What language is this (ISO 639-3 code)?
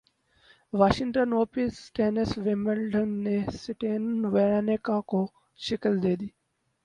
urd